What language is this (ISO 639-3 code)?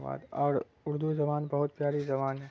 urd